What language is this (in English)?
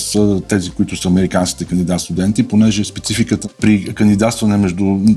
Bulgarian